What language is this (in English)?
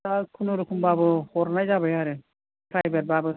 Bodo